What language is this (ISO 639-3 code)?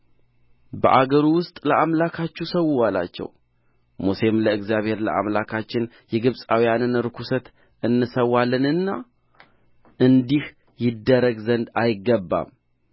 amh